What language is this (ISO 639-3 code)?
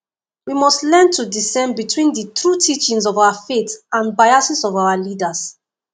pcm